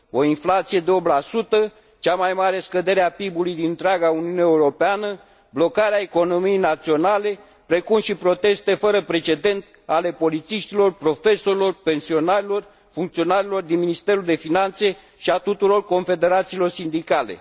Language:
Romanian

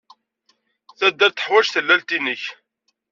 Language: Kabyle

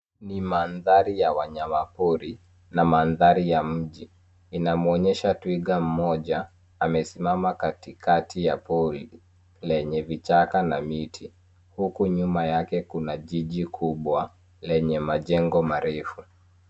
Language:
Swahili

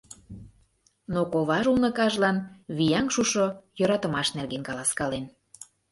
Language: Mari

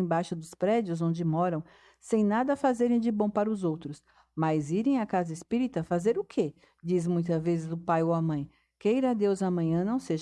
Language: Portuguese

